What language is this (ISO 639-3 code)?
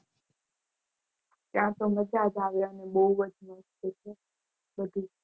guj